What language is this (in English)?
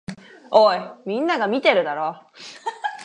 Japanese